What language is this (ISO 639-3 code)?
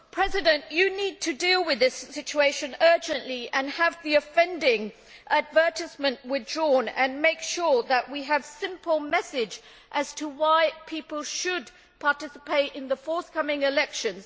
eng